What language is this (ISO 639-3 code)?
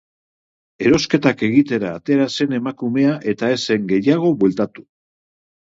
eus